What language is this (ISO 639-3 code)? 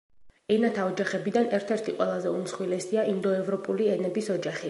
kat